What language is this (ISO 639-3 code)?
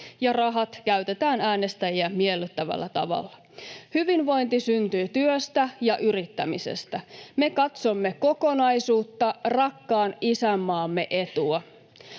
fin